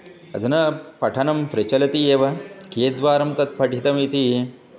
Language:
Sanskrit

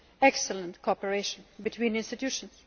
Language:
English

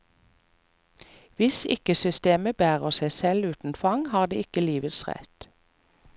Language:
Norwegian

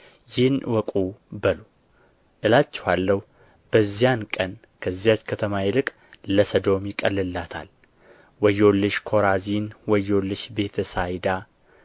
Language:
Amharic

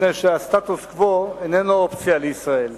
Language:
Hebrew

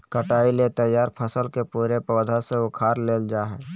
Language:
Magahi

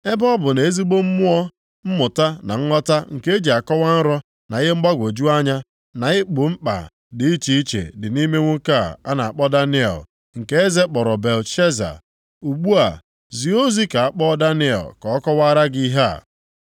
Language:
Igbo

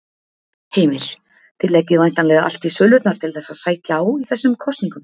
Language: Icelandic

